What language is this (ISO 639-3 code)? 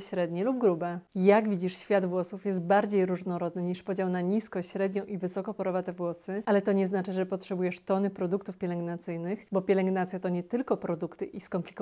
pol